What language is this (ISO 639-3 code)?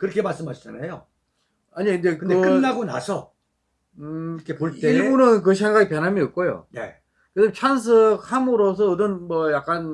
kor